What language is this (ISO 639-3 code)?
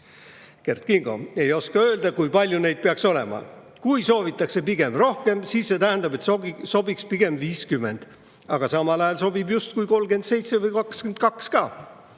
est